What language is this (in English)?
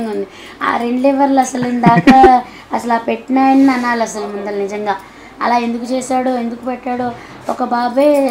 Telugu